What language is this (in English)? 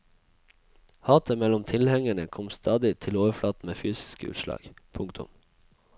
Norwegian